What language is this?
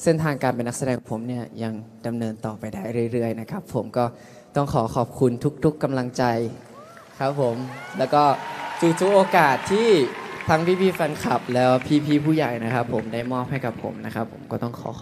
Thai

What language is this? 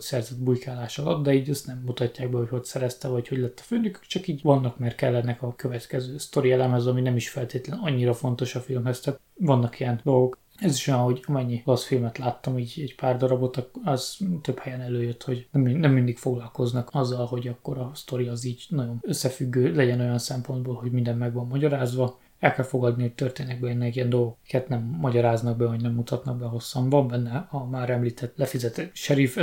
Hungarian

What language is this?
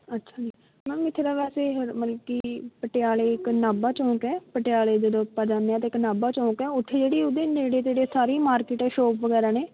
Punjabi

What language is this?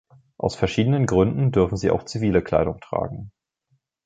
German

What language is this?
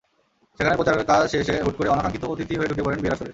Bangla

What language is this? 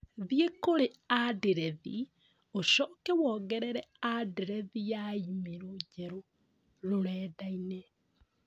Kikuyu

